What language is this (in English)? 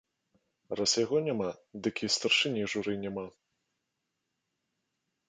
Belarusian